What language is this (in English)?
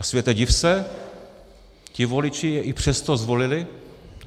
Czech